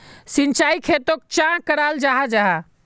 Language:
Magahi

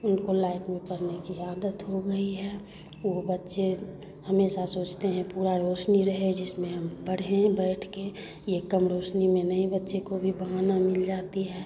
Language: Hindi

